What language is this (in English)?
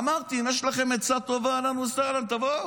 Hebrew